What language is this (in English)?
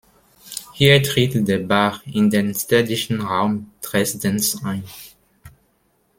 German